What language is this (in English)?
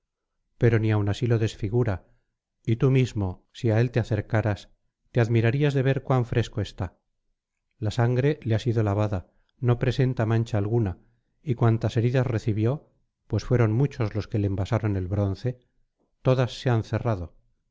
Spanish